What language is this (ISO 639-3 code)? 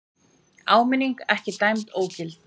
isl